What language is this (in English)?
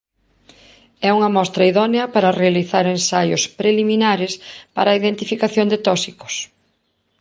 Galician